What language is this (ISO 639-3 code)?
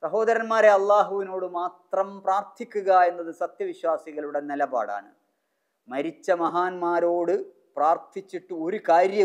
ara